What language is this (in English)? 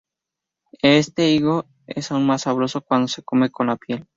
Spanish